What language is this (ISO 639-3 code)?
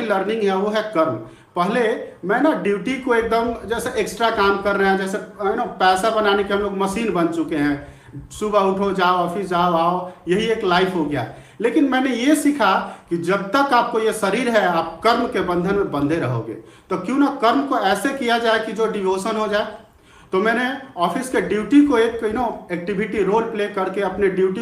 hin